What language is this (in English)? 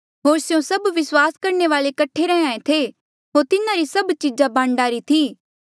Mandeali